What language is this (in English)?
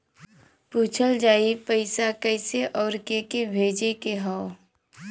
Bhojpuri